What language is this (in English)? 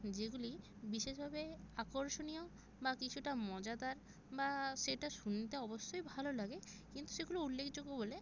Bangla